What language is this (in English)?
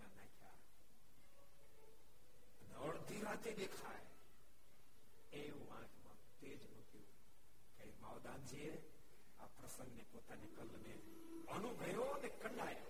Gujarati